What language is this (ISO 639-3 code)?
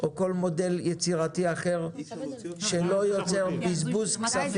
heb